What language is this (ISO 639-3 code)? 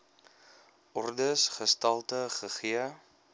afr